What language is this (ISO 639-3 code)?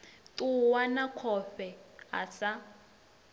ven